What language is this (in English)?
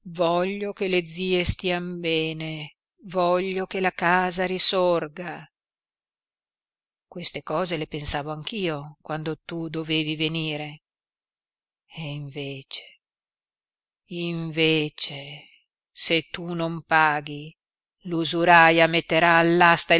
Italian